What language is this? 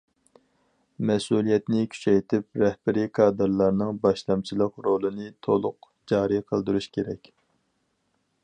Uyghur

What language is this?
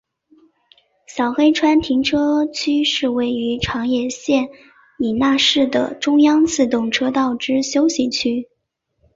Chinese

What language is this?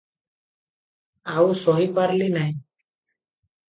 Odia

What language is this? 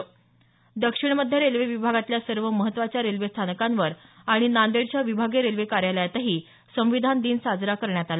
Marathi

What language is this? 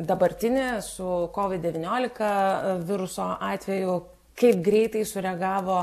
Lithuanian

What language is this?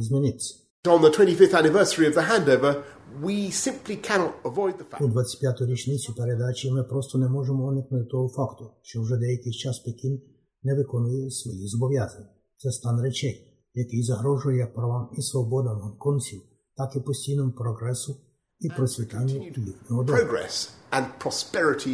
Ukrainian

